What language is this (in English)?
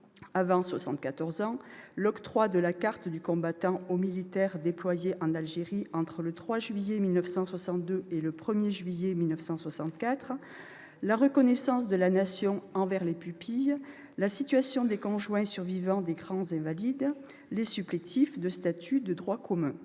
French